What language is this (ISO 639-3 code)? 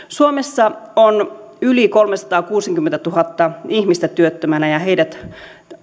fin